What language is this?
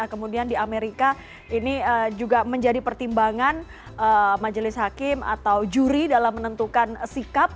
Indonesian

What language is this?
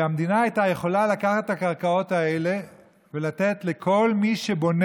Hebrew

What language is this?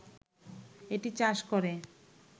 Bangla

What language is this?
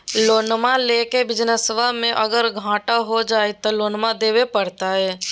Magahi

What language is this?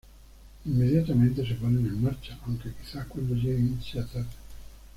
Spanish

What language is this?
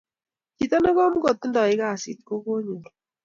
Kalenjin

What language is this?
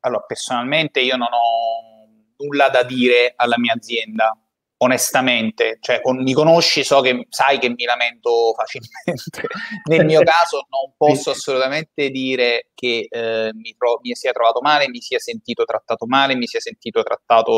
Italian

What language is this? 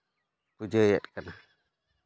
Santali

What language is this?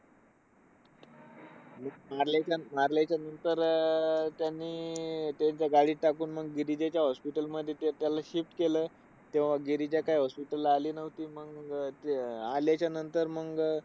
Marathi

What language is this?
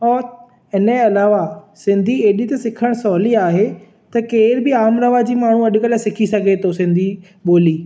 Sindhi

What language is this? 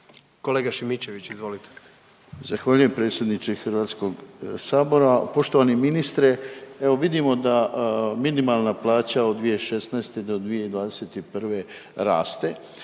Croatian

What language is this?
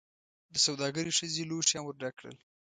Pashto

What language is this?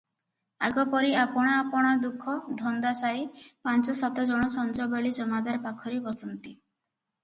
Odia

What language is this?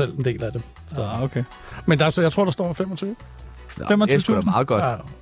Danish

